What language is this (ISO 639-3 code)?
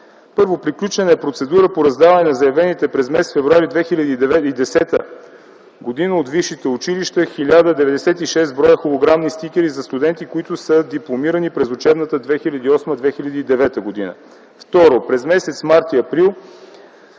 bul